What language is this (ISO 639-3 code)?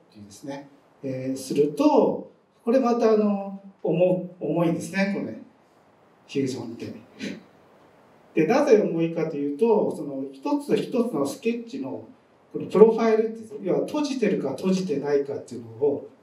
jpn